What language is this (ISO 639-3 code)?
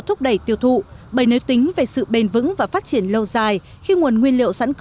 vie